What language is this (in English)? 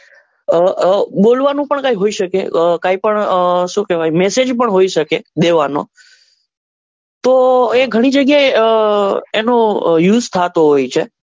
Gujarati